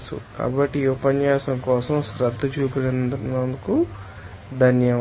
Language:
Telugu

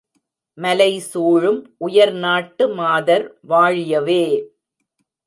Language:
Tamil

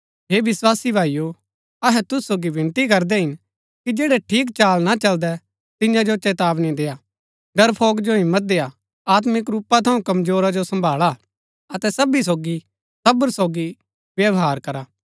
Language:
Gaddi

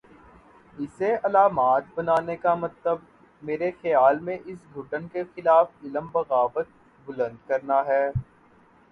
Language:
Urdu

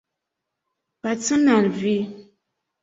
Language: Esperanto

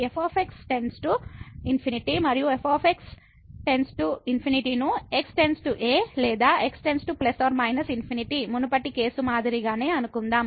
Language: Telugu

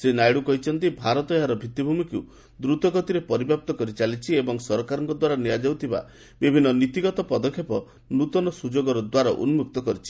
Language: Odia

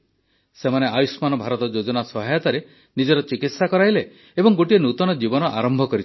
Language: Odia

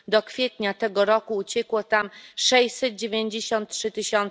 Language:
Polish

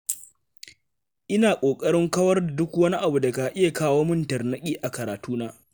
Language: Hausa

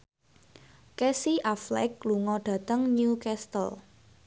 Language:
Javanese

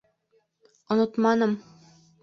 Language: Bashkir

